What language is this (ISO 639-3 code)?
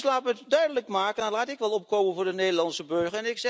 nld